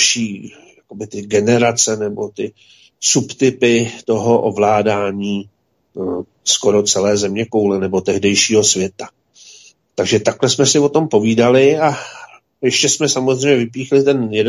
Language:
Czech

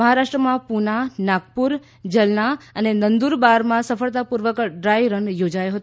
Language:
Gujarati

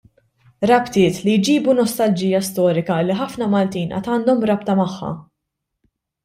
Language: Maltese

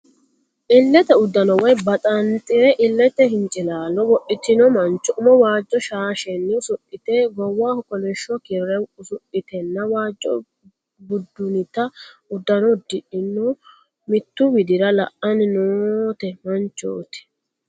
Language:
Sidamo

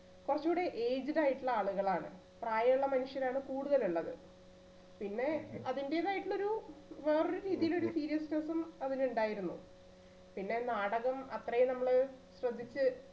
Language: Malayalam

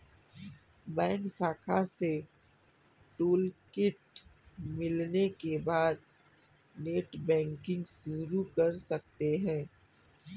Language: Hindi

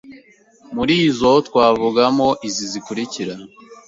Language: Kinyarwanda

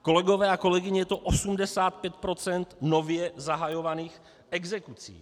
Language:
Czech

